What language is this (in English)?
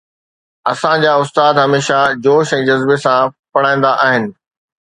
Sindhi